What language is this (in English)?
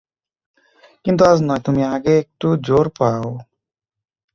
Bangla